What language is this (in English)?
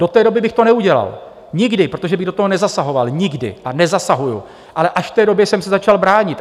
Czech